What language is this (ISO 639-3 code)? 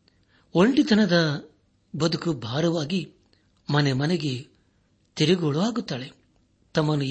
kan